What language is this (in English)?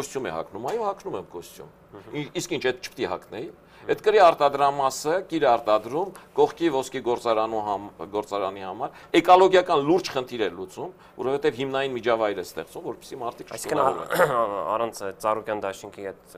Romanian